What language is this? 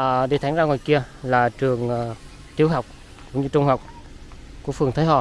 Vietnamese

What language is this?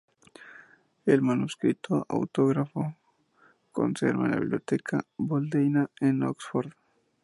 Spanish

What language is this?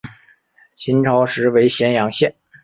Chinese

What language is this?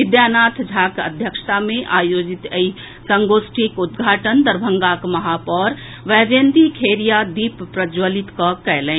Maithili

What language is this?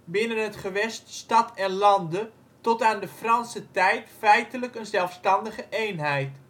Dutch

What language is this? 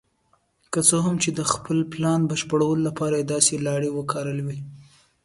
Pashto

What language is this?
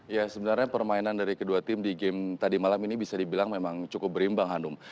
Indonesian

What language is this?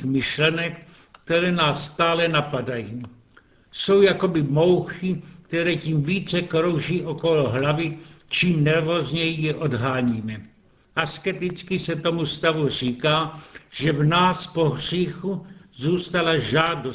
Czech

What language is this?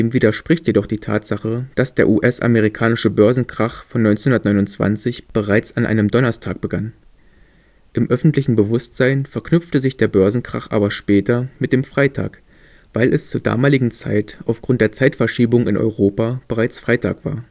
German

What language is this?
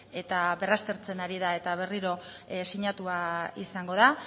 Basque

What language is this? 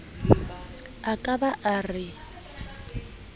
Southern Sotho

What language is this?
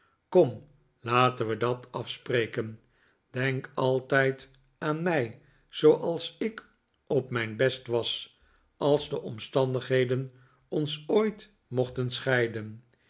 Dutch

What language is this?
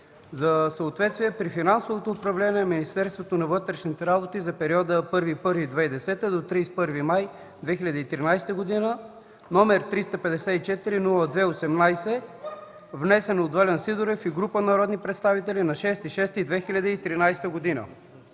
Bulgarian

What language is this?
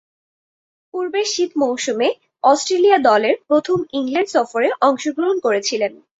Bangla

